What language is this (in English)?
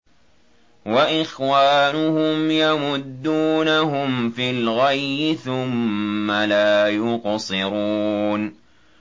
Arabic